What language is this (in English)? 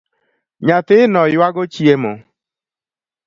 Luo (Kenya and Tanzania)